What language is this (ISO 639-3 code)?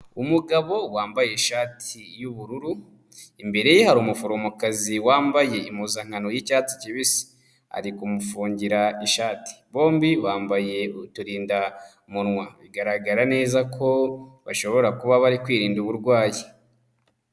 kin